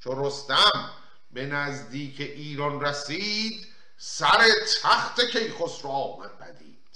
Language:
Persian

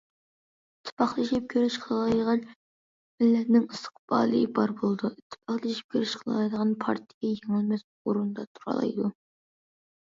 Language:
Uyghur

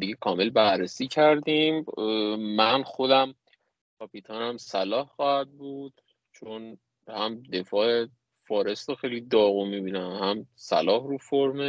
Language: Persian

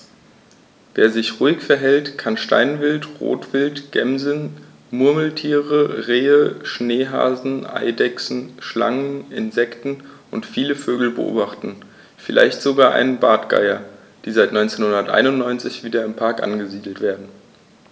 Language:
German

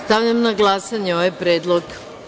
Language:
Serbian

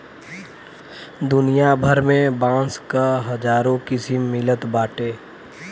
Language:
Bhojpuri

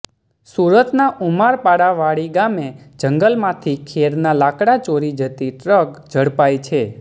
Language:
Gujarati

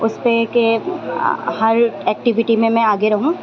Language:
Urdu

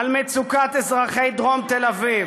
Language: Hebrew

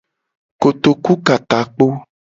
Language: Gen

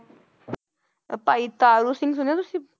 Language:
Punjabi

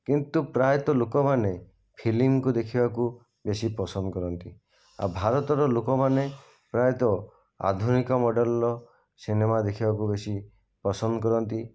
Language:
Odia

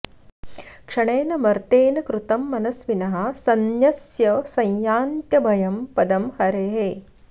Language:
Sanskrit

